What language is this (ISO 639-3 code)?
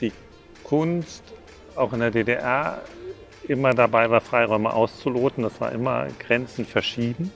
deu